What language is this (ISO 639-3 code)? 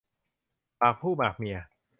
tha